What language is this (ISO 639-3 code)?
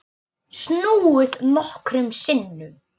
isl